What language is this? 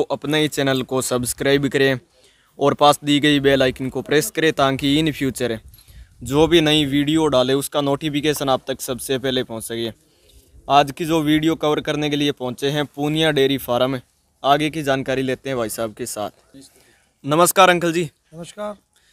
Hindi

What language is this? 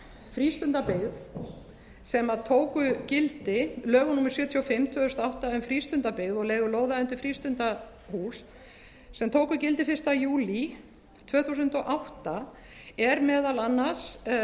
Icelandic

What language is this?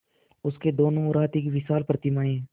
Hindi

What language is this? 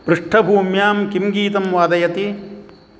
Sanskrit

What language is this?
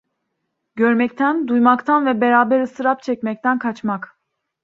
Turkish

